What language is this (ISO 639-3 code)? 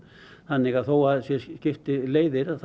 isl